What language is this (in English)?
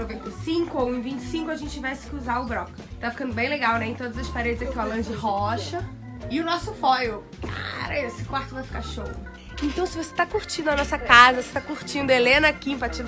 Portuguese